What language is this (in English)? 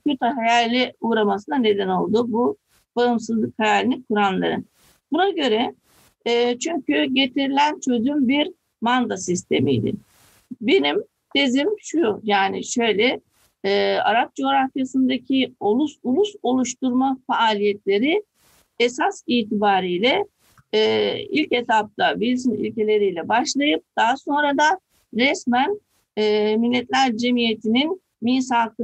Turkish